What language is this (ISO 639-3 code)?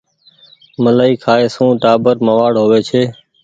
gig